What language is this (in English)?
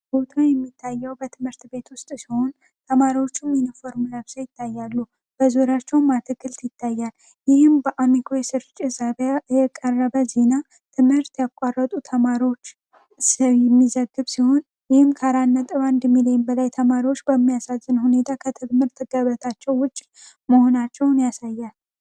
Amharic